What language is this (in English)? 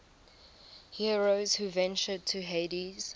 English